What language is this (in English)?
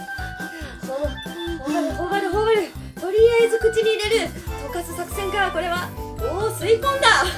Japanese